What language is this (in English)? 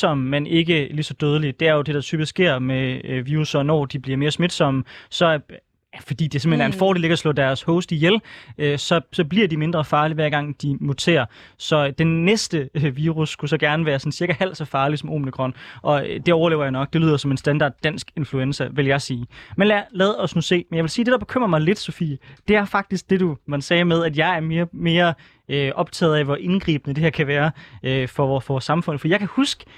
Danish